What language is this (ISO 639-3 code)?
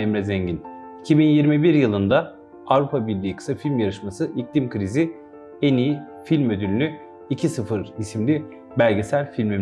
tur